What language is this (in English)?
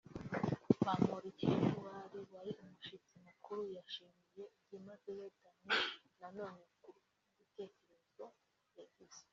Kinyarwanda